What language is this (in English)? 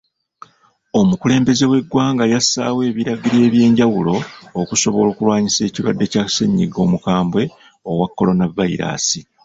Ganda